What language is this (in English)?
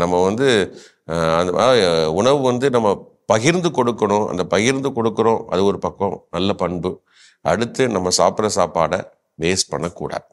Tamil